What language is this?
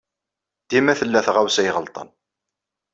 Kabyle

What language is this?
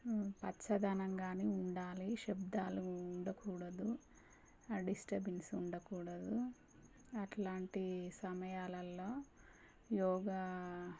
Telugu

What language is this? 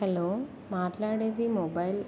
Telugu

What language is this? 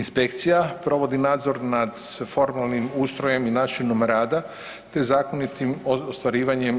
Croatian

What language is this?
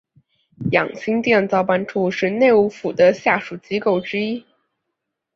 Chinese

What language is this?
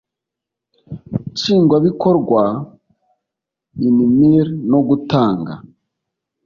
Kinyarwanda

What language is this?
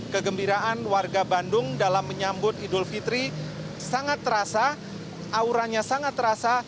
Indonesian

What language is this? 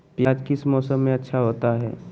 Magahi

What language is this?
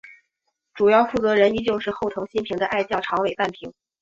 Chinese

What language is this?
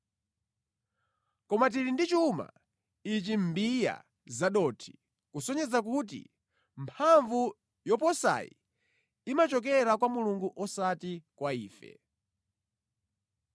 Nyanja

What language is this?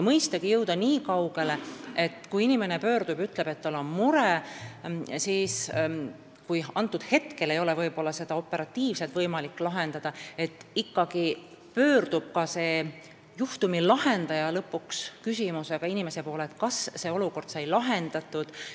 Estonian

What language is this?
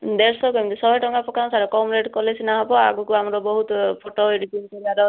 Odia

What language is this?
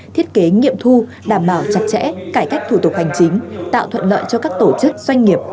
Vietnamese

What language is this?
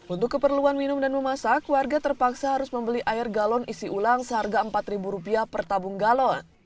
Indonesian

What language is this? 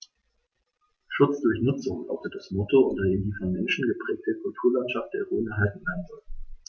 German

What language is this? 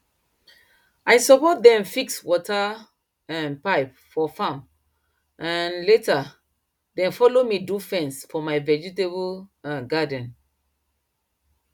Nigerian Pidgin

